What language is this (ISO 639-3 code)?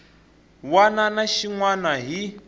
tso